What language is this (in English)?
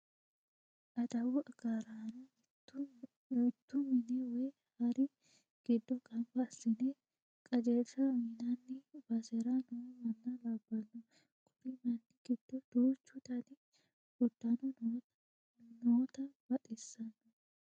Sidamo